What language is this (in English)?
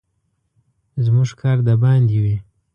Pashto